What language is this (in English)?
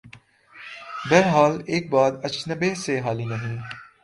Urdu